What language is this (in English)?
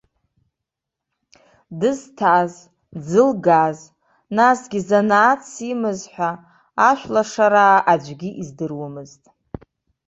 Abkhazian